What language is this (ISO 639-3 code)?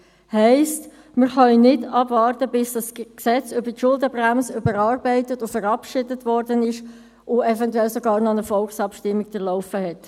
gsw